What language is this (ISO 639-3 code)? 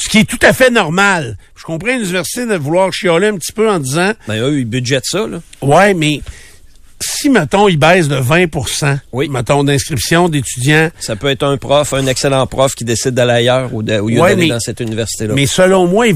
fra